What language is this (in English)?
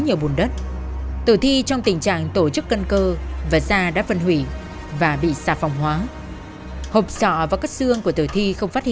Vietnamese